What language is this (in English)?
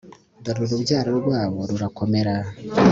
Kinyarwanda